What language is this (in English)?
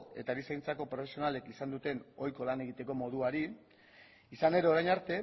Basque